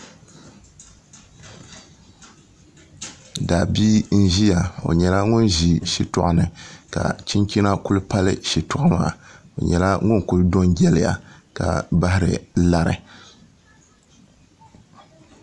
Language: Dagbani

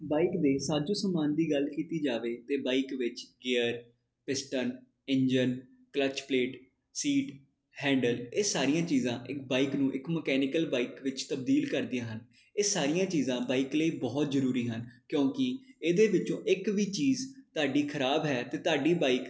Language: Punjabi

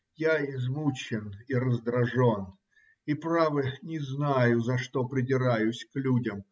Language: Russian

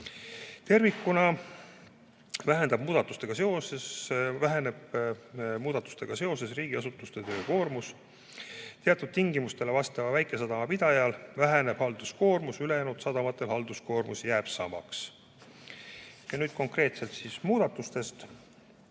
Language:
Estonian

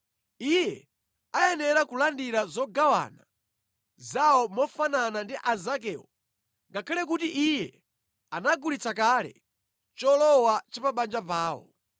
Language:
Nyanja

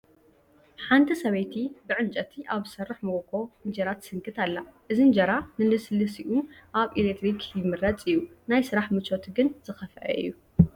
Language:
Tigrinya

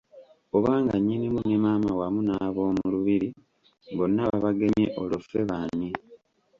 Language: Ganda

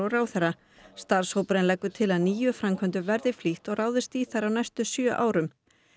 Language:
Icelandic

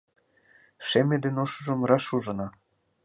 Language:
Mari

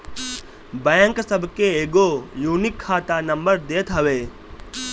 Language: Bhojpuri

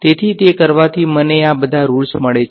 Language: Gujarati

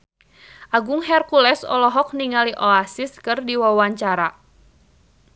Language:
Sundanese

